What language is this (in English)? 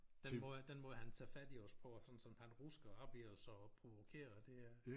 Danish